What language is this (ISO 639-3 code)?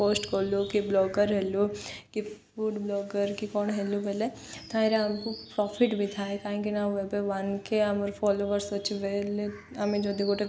ori